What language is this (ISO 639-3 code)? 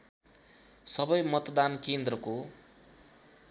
nep